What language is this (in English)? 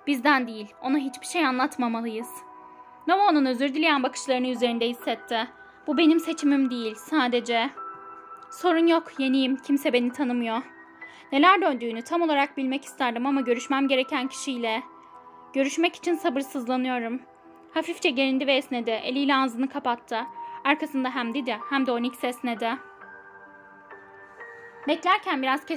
Turkish